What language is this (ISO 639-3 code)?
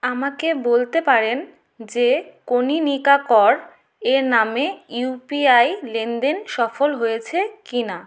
ben